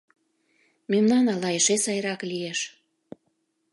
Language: Mari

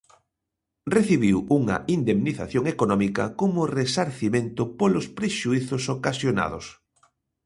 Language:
Galician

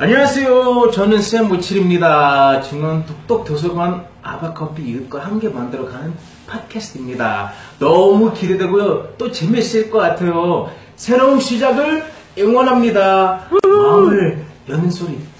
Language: Korean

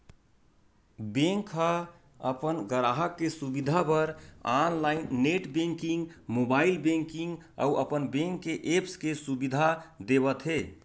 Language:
Chhattisgarhi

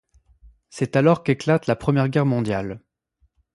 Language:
French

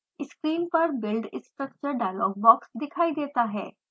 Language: Hindi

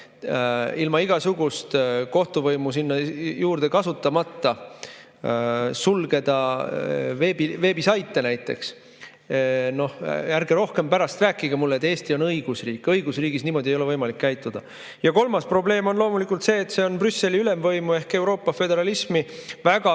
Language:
Estonian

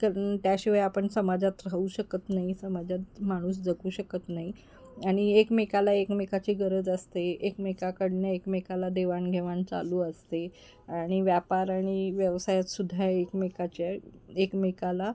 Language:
Marathi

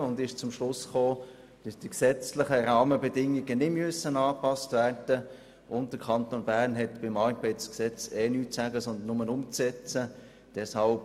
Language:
Swiss German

